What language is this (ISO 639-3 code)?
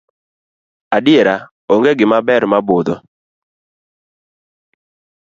luo